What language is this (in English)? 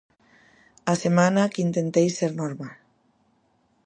Galician